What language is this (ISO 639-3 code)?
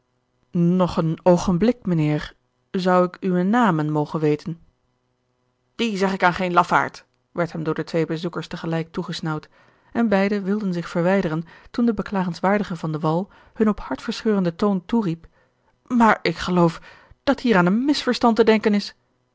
nld